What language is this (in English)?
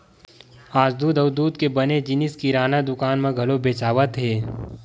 Chhattisgarhi